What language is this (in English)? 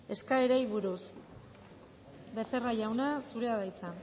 Basque